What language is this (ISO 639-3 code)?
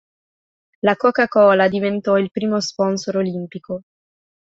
ita